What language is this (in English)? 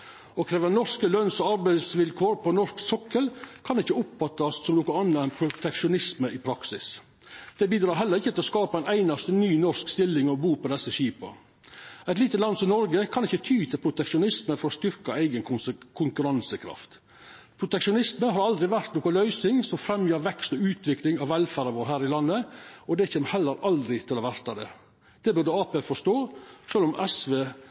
Norwegian Nynorsk